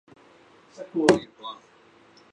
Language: Chinese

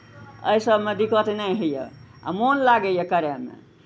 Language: Maithili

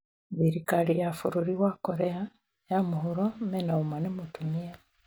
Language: Kikuyu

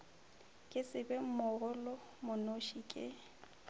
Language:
Northern Sotho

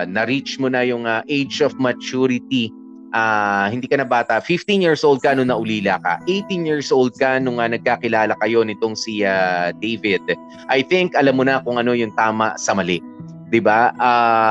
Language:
Filipino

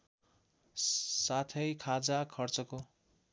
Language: Nepali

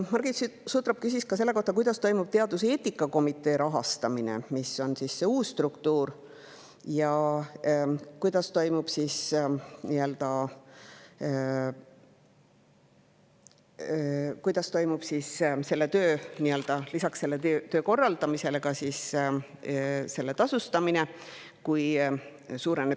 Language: Estonian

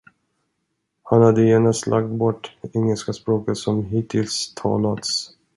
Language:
Swedish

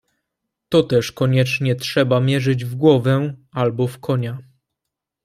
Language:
Polish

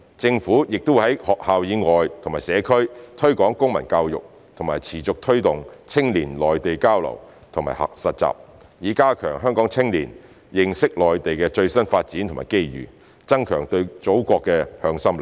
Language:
Cantonese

